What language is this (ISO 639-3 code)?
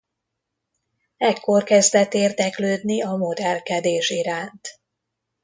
hun